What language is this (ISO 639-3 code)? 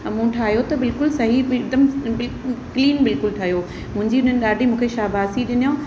snd